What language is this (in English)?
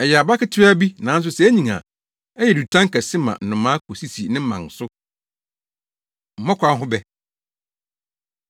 Akan